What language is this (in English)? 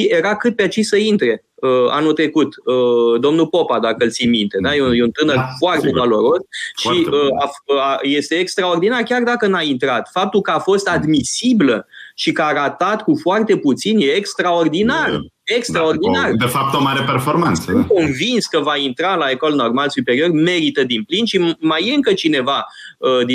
Romanian